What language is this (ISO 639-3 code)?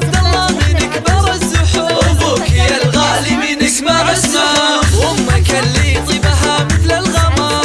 ara